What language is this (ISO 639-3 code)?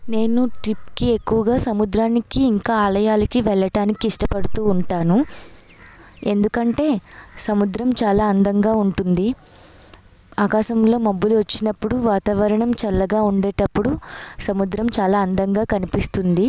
tel